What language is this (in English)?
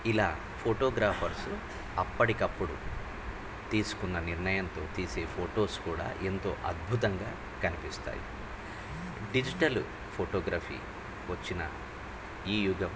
Telugu